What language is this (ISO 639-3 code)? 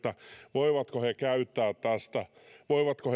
fin